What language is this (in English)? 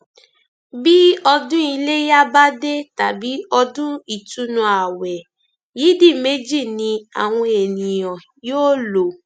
Yoruba